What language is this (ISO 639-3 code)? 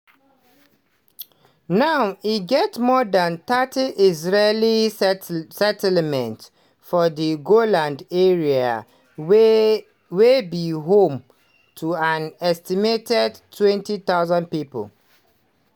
pcm